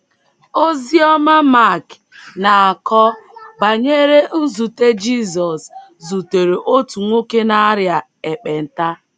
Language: Igbo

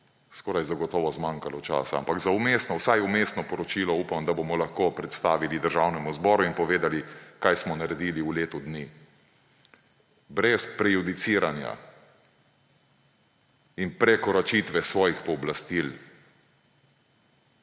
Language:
Slovenian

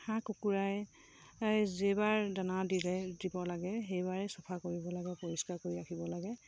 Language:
Assamese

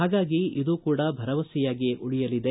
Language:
Kannada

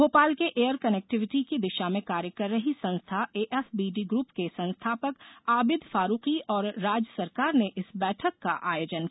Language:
Hindi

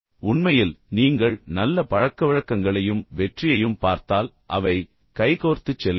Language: Tamil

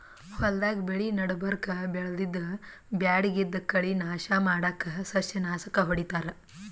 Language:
Kannada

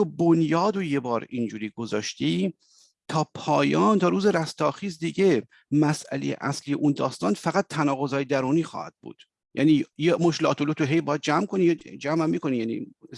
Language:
Persian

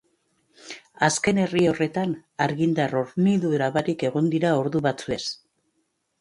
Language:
Basque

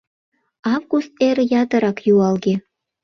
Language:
Mari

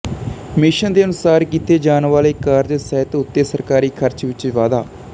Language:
Punjabi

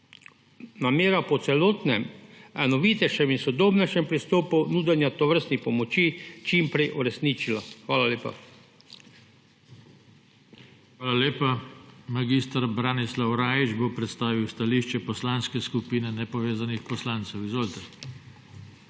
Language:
Slovenian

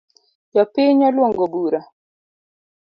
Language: Luo (Kenya and Tanzania)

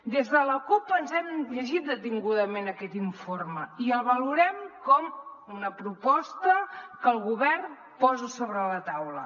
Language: Catalan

